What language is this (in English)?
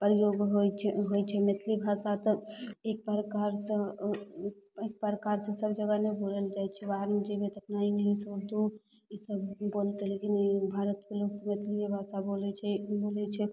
Maithili